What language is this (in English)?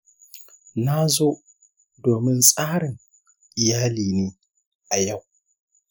Hausa